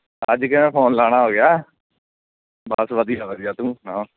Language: Punjabi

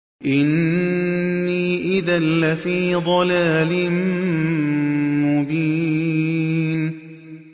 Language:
Arabic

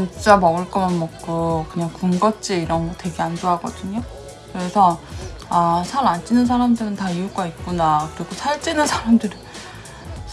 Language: Korean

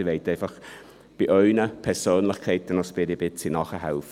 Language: Swiss German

